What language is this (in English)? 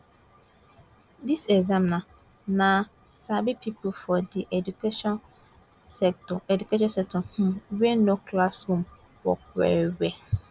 Nigerian Pidgin